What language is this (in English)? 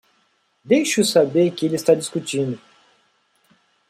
Portuguese